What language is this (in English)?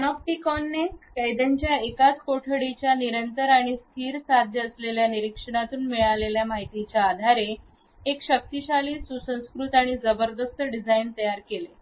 Marathi